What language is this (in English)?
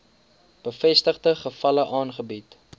Afrikaans